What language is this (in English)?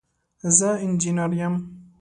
Pashto